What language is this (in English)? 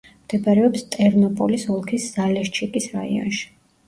Georgian